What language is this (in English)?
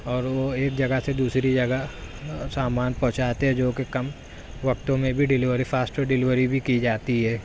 Urdu